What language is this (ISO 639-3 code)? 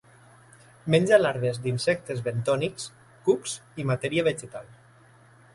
cat